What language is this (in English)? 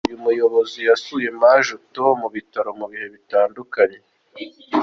Kinyarwanda